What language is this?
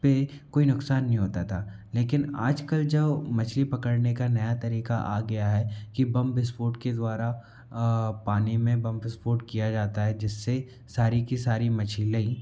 Hindi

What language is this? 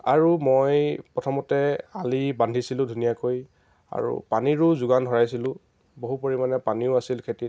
Assamese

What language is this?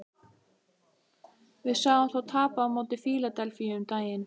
Icelandic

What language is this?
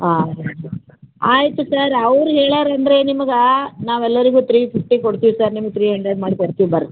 Kannada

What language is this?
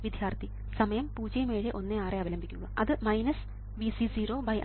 Malayalam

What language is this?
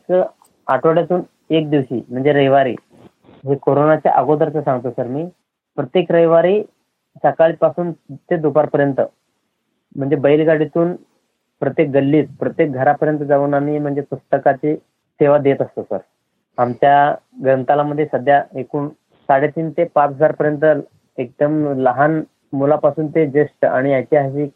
Marathi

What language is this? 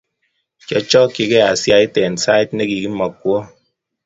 Kalenjin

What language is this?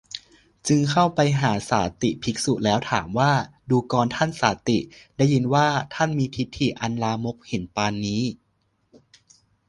Thai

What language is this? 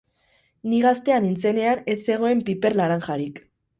Basque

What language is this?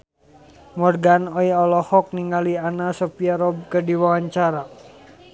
Sundanese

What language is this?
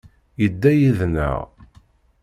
Kabyle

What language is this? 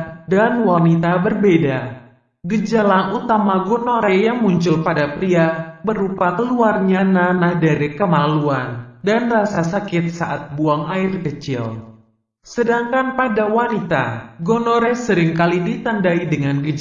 Indonesian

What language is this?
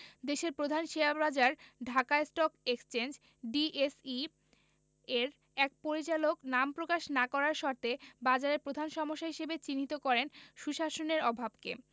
Bangla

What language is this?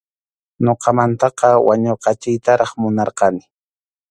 Arequipa-La Unión Quechua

